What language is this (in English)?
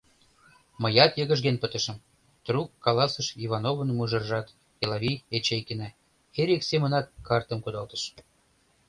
Mari